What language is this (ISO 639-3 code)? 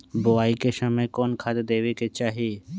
mag